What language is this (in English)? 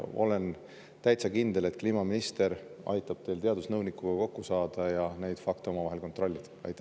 Estonian